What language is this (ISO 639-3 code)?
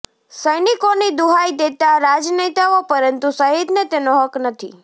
guj